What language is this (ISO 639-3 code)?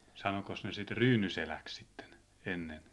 fin